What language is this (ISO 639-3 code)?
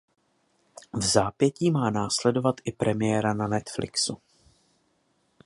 ces